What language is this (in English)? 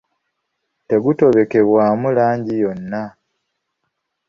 Ganda